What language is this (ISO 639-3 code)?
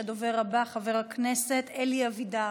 heb